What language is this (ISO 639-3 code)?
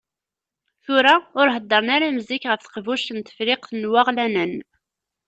kab